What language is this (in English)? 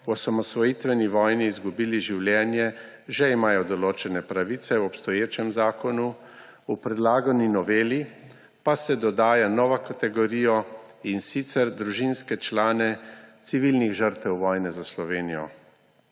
Slovenian